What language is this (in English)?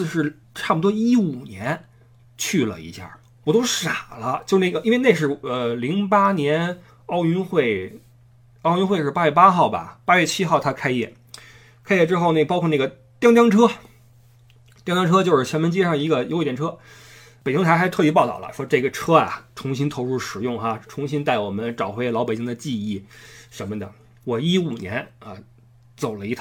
Chinese